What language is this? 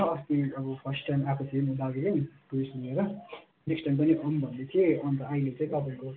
Nepali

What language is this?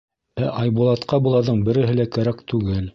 Bashkir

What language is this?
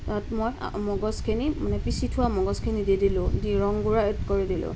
Assamese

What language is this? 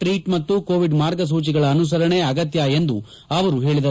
Kannada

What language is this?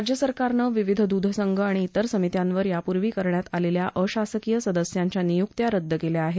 Marathi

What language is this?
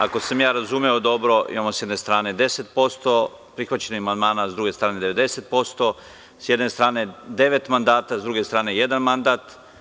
Serbian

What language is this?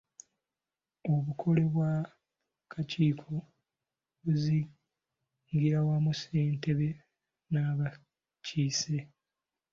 Ganda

